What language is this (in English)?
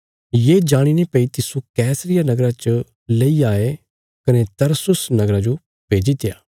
Bilaspuri